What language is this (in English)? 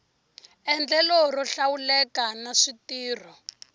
Tsonga